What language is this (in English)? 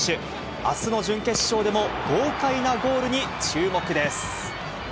Japanese